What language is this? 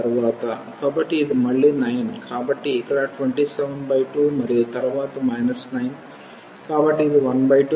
Telugu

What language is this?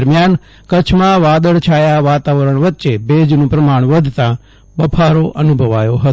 Gujarati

